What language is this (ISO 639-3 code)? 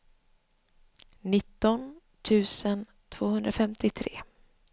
swe